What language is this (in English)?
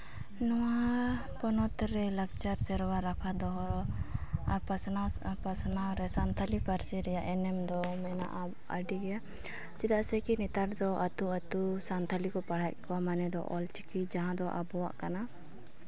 Santali